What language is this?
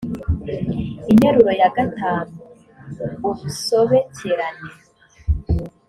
Kinyarwanda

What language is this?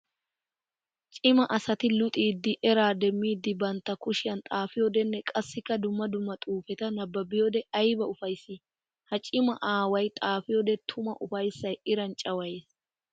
Wolaytta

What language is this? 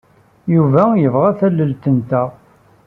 Kabyle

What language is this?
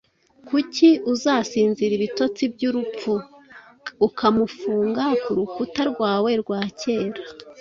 Kinyarwanda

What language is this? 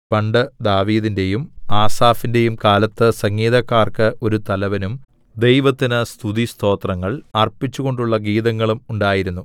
Malayalam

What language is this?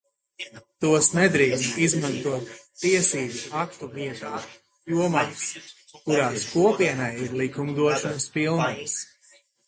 Latvian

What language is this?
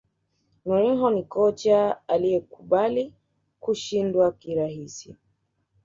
Swahili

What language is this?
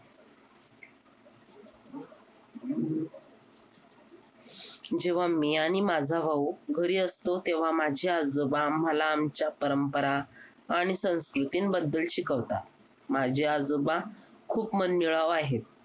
Marathi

